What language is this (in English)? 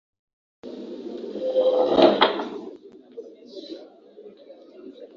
Swahili